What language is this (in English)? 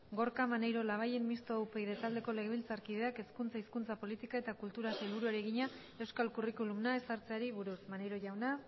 Basque